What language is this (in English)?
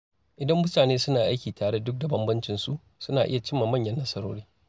Hausa